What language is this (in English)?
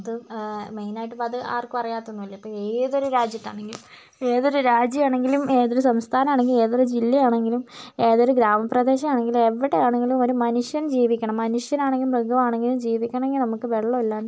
Malayalam